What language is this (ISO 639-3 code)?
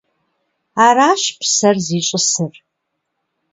kbd